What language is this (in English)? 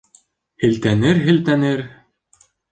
Bashkir